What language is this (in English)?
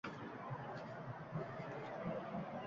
Uzbek